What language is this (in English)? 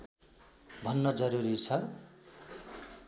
Nepali